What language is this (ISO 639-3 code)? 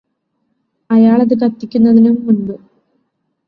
mal